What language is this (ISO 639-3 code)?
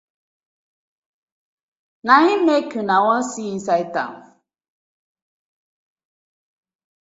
pcm